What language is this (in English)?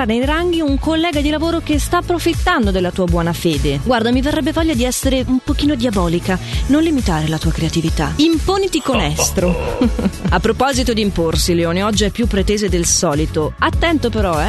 Italian